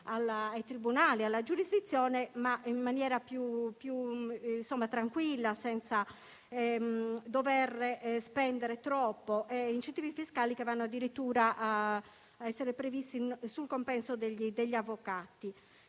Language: Italian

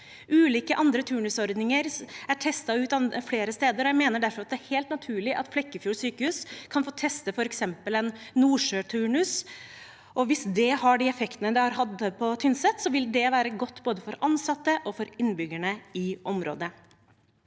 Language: Norwegian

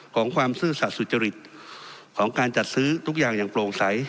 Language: Thai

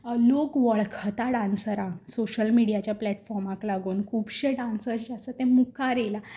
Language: Konkani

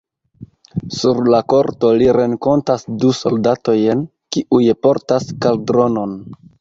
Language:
Esperanto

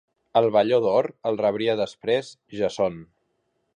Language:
Catalan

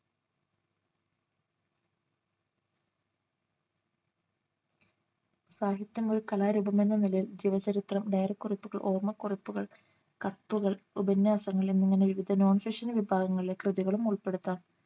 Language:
Malayalam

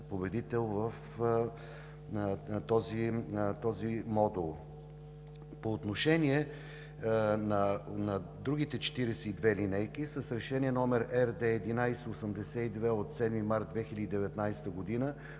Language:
Bulgarian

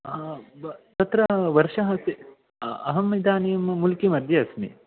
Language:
Sanskrit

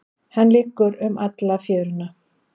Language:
Icelandic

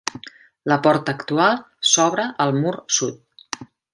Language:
Catalan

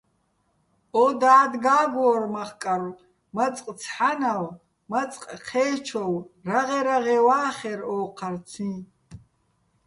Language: Bats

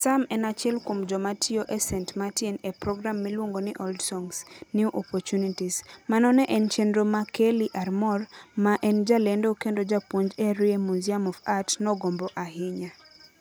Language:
Luo (Kenya and Tanzania)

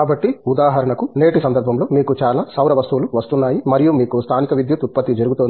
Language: Telugu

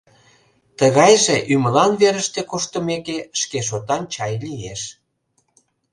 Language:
Mari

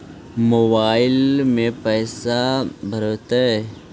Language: Magahi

